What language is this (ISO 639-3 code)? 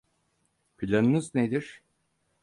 tur